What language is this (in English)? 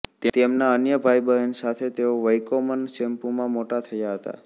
Gujarati